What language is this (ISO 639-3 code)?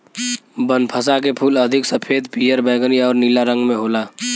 bho